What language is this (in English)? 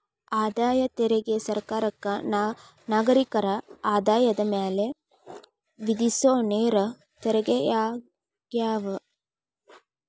Kannada